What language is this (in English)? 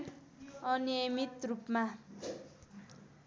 Nepali